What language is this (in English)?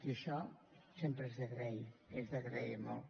Catalan